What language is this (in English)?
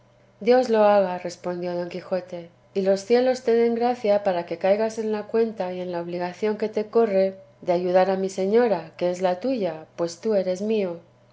Spanish